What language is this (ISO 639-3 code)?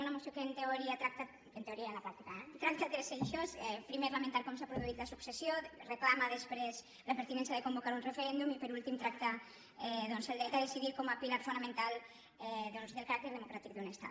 cat